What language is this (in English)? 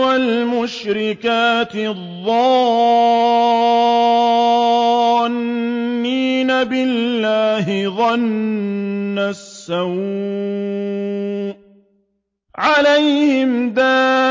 Arabic